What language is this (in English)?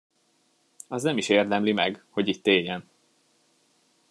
Hungarian